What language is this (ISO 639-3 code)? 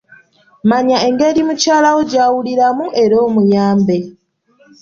lug